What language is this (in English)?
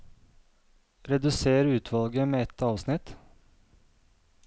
Norwegian